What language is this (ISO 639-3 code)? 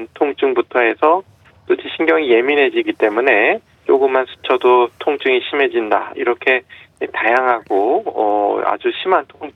kor